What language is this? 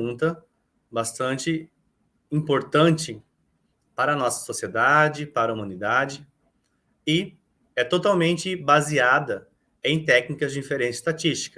Portuguese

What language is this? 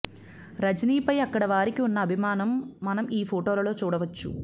Telugu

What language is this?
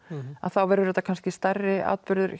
Icelandic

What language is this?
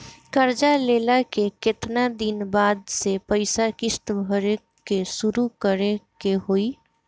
Bhojpuri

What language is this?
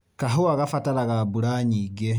Kikuyu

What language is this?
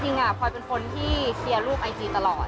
Thai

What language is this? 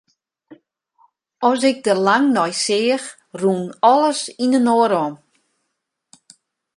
Western Frisian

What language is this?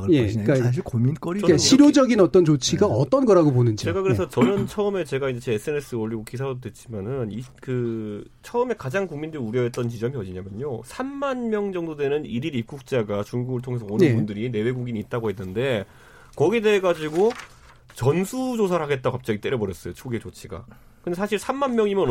Korean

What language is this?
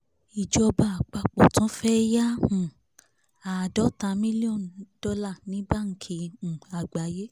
Yoruba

